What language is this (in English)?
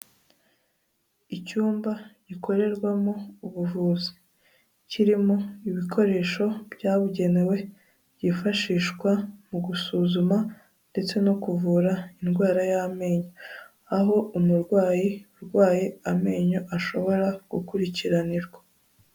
Kinyarwanda